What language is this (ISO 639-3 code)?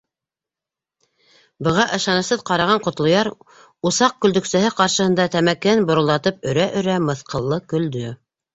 bak